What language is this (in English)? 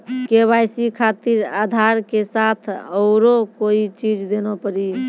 Maithili